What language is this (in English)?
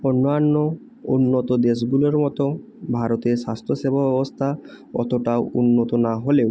Bangla